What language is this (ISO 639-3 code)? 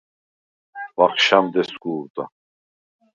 sva